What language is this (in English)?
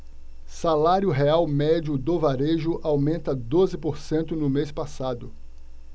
Portuguese